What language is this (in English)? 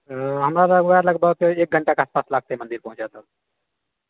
Maithili